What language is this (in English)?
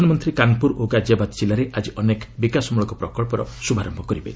Odia